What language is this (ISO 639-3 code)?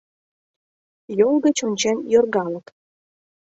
chm